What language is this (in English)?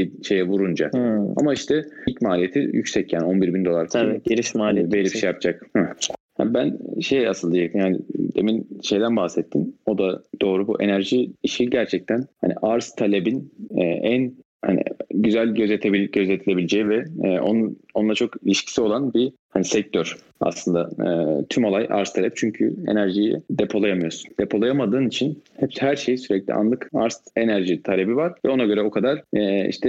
Turkish